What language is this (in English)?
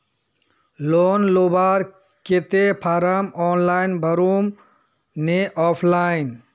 Magahi